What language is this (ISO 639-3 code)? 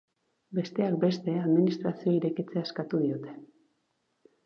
eus